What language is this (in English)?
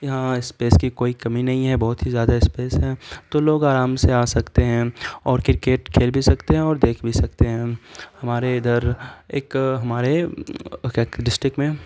Urdu